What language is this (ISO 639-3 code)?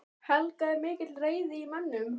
isl